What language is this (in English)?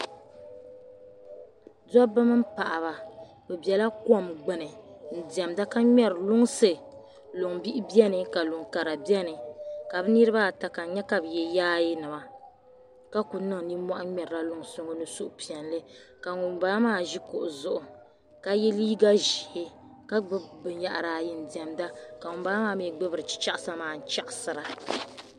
Dagbani